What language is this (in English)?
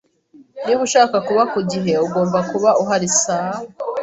Kinyarwanda